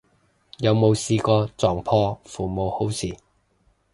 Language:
Cantonese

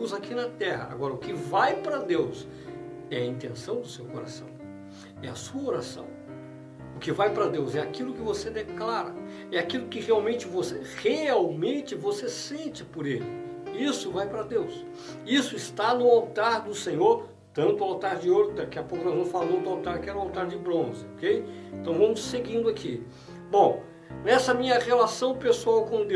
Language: Portuguese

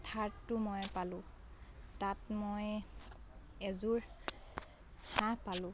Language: Assamese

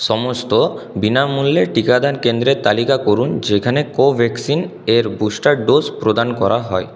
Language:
Bangla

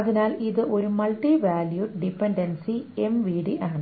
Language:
Malayalam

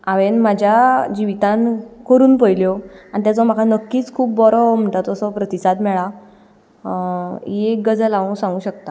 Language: Konkani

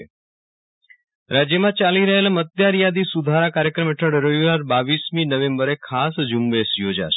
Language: Gujarati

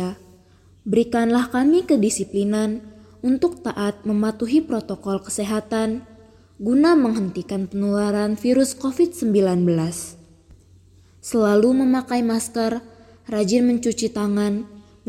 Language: Indonesian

